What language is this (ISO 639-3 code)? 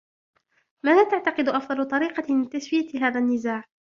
ara